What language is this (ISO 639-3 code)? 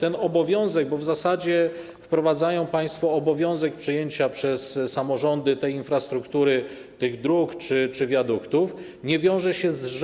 pol